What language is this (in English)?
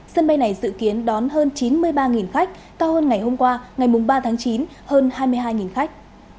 Vietnamese